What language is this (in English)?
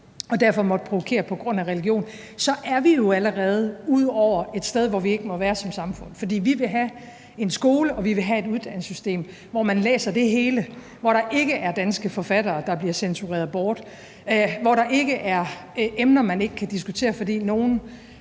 Danish